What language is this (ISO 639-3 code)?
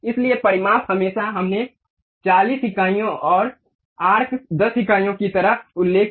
hin